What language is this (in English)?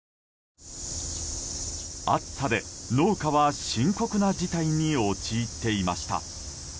Japanese